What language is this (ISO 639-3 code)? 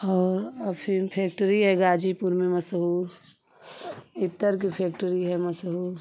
hin